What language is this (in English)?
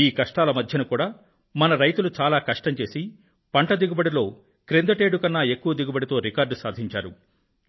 Telugu